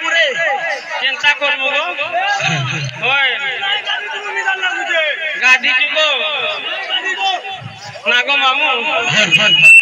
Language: Arabic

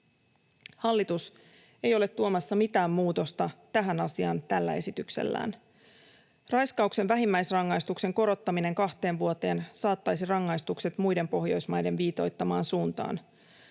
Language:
Finnish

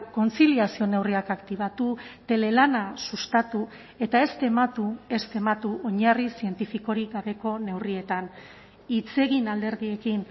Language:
Basque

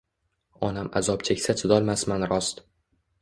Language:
Uzbek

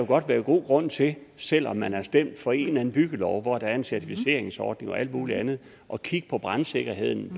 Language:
Danish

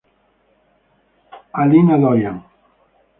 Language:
Spanish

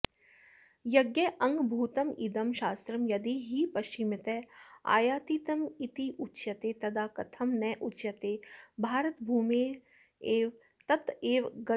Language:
Sanskrit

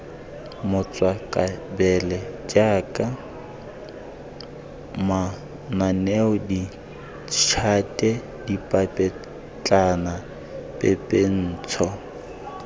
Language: Tswana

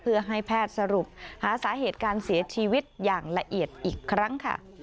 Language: Thai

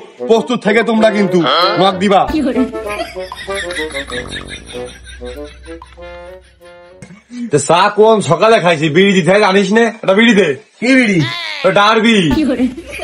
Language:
Arabic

